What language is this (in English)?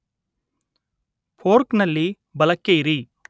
Kannada